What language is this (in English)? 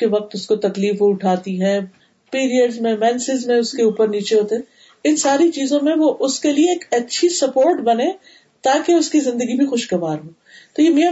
Urdu